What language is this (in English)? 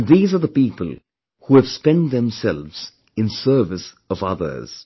English